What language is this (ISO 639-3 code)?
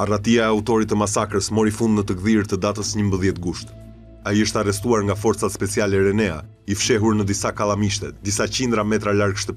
ron